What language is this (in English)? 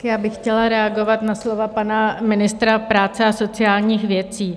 Czech